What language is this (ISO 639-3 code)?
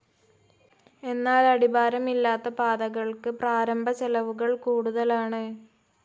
mal